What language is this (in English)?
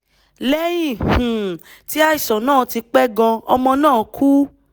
Yoruba